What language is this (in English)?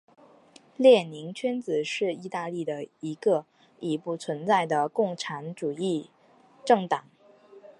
Chinese